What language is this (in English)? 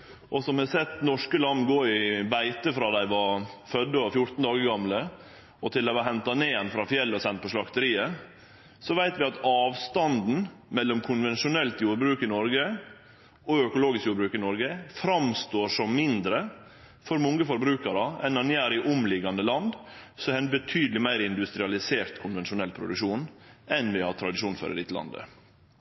Norwegian Nynorsk